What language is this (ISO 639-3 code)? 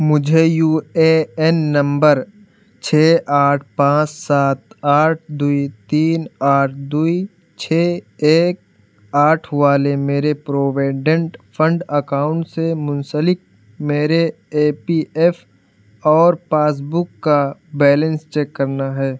urd